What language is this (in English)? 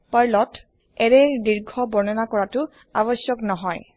Assamese